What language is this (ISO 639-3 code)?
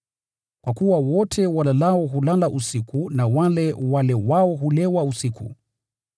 swa